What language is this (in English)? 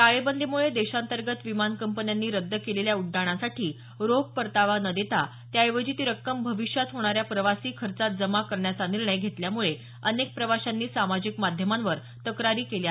Marathi